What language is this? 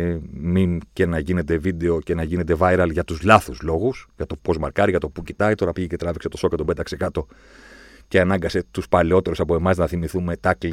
Greek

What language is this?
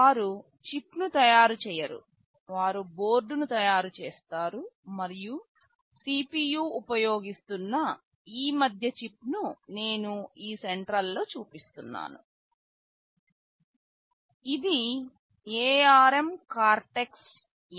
Telugu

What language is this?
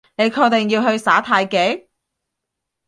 Cantonese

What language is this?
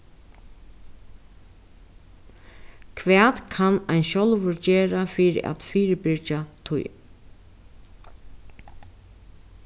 Faroese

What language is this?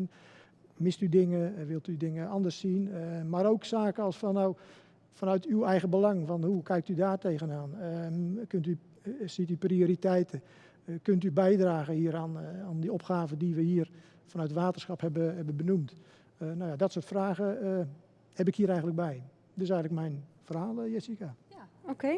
Dutch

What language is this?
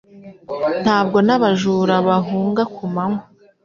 Kinyarwanda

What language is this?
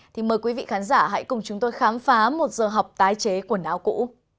Vietnamese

